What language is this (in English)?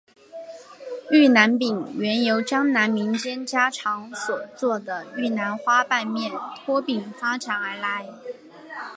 Chinese